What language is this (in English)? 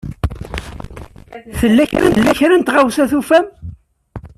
Kabyle